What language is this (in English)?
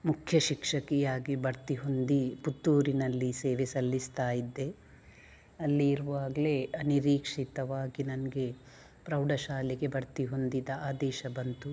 Kannada